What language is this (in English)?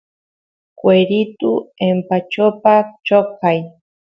Santiago del Estero Quichua